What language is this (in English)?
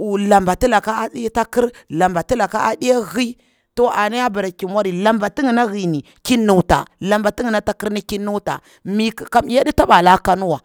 Bura-Pabir